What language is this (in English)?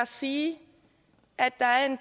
Danish